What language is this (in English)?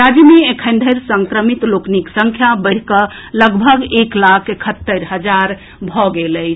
Maithili